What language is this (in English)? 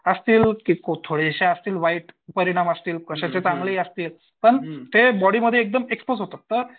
Marathi